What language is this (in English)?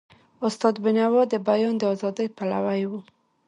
Pashto